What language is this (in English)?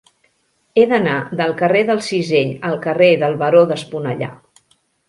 Catalan